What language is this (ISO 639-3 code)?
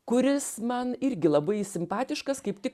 lit